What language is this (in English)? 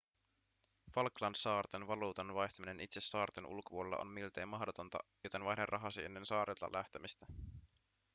Finnish